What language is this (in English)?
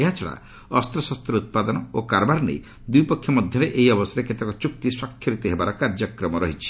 Odia